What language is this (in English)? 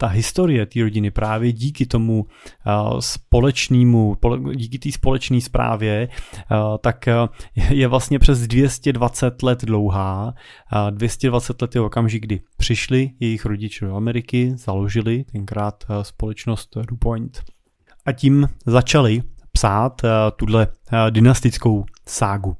Czech